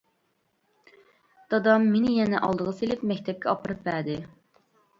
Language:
Uyghur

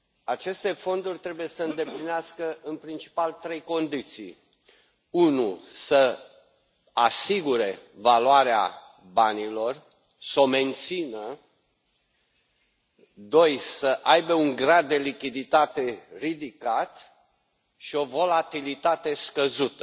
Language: Romanian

